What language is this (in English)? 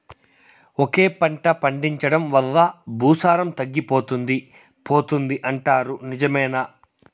Telugu